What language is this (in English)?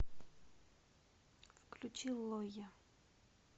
Russian